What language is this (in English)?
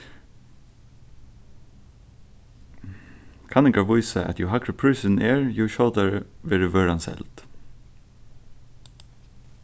Faroese